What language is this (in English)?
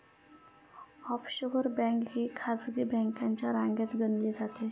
Marathi